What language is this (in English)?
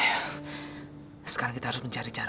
Indonesian